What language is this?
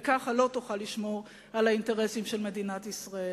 Hebrew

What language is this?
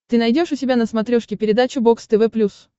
Russian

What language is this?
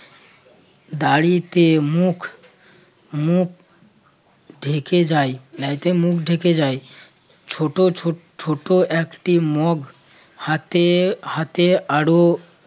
Bangla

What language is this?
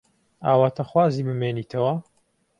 Central Kurdish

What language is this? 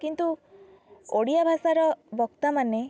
Odia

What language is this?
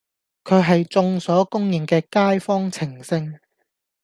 Cantonese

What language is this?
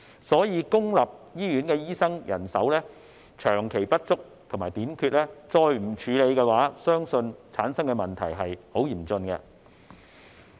Cantonese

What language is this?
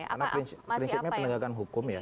Indonesian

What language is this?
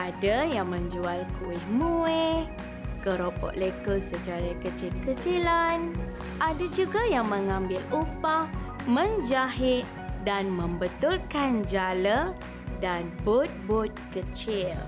Malay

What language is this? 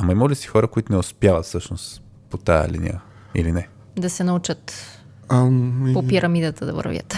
Bulgarian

